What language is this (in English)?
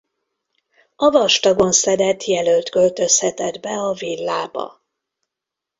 Hungarian